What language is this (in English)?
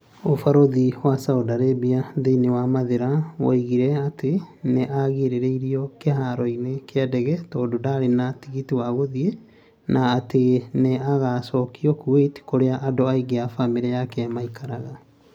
Kikuyu